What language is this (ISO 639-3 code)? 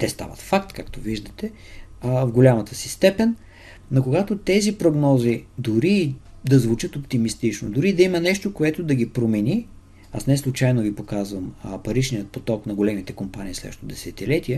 bul